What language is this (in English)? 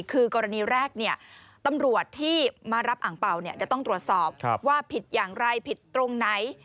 Thai